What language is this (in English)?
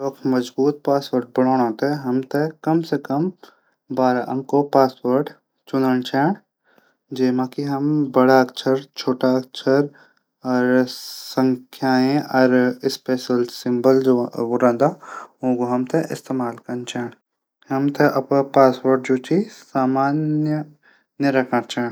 Garhwali